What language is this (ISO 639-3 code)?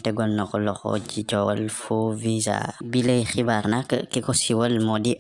ind